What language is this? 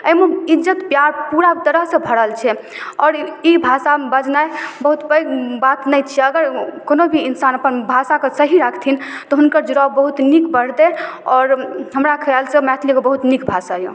Maithili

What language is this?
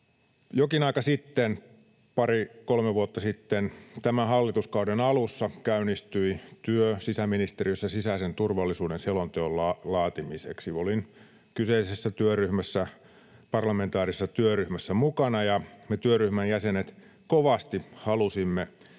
Finnish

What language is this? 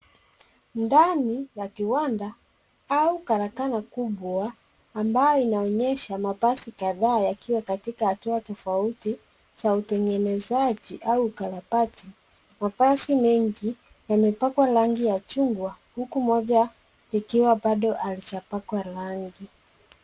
Swahili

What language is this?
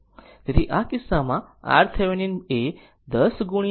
Gujarati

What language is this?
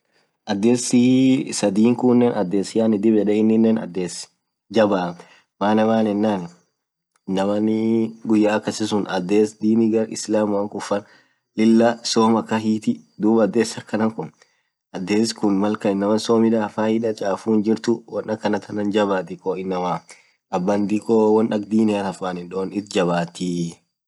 Orma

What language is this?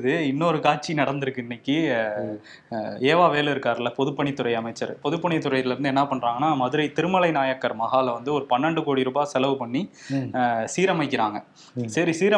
Tamil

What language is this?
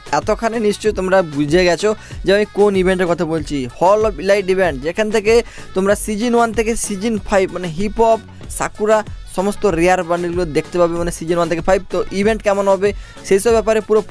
Hindi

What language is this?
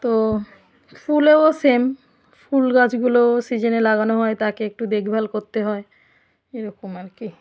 Bangla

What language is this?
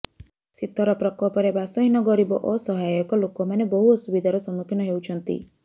Odia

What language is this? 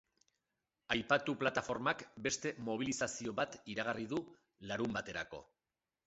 Basque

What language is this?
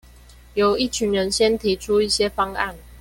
Chinese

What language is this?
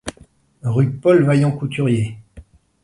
French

